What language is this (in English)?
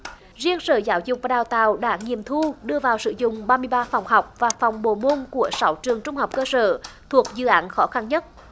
Vietnamese